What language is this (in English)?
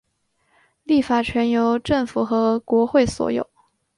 Chinese